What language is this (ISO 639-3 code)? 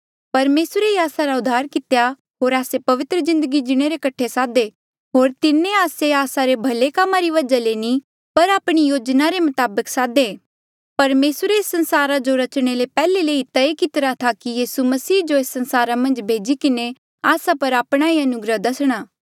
mjl